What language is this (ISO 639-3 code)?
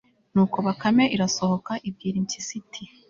kin